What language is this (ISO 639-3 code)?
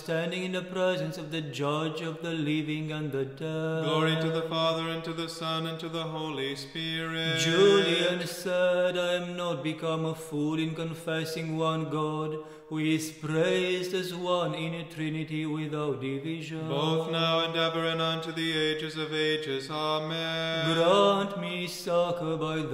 eng